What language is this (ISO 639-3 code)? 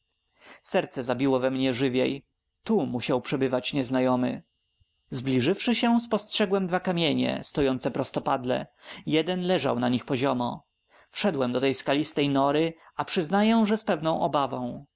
pol